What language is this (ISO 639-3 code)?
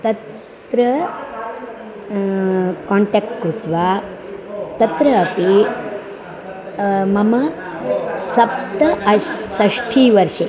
san